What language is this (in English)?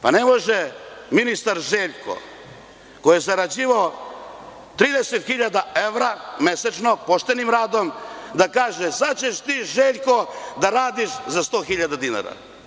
Serbian